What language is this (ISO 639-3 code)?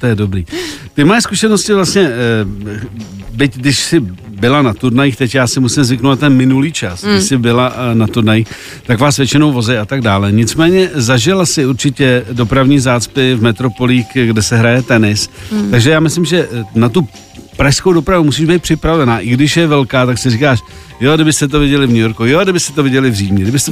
ces